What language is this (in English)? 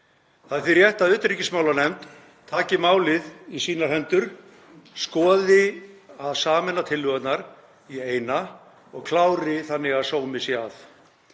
Icelandic